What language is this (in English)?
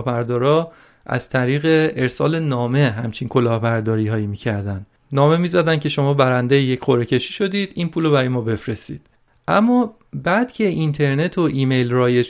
Persian